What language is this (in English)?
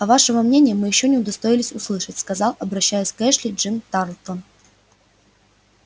Russian